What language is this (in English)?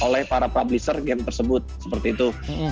Indonesian